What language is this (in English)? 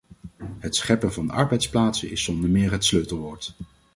Dutch